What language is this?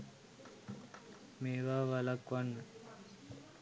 Sinhala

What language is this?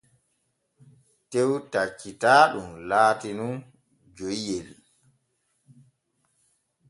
Borgu Fulfulde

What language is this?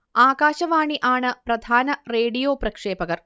Malayalam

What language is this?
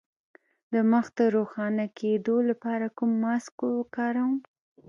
Pashto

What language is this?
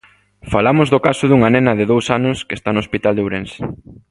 Galician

